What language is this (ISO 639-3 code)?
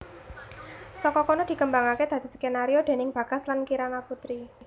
jav